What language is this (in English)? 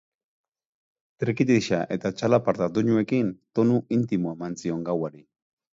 Basque